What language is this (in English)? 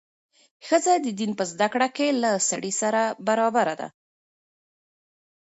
Pashto